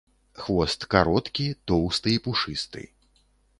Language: Belarusian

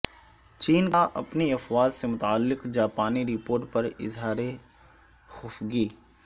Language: Urdu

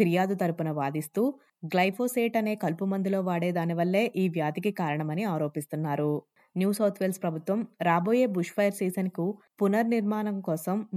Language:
Telugu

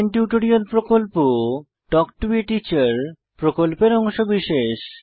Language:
Bangla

